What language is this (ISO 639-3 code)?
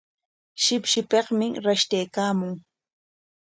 qwa